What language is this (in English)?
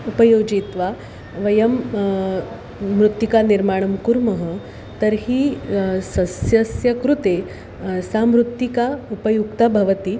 Sanskrit